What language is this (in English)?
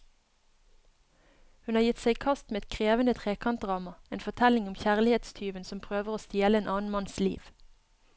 Norwegian